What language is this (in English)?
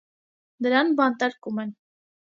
Armenian